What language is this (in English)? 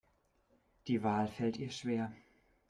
German